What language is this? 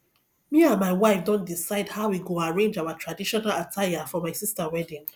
Nigerian Pidgin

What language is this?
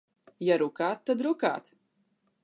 Latvian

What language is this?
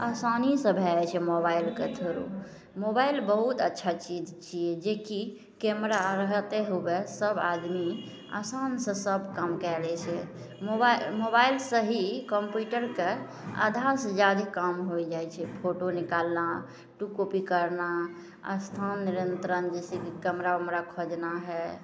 Maithili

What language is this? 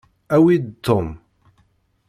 Kabyle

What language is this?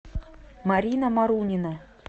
Russian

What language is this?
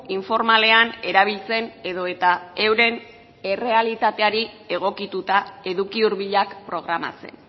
Basque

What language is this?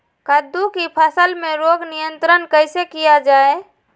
Magahi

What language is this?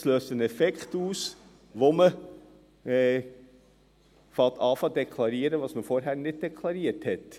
Swiss German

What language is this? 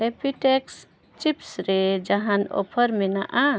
Santali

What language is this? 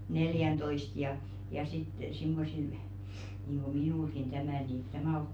Finnish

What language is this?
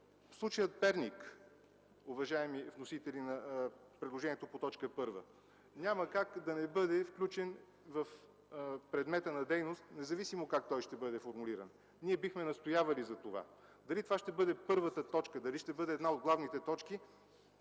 Bulgarian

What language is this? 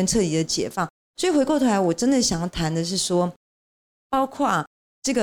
Chinese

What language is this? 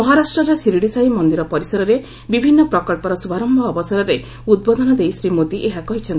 Odia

